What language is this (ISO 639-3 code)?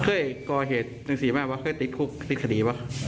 tha